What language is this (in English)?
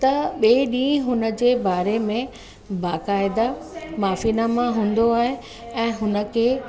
Sindhi